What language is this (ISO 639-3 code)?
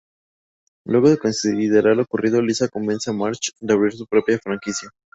spa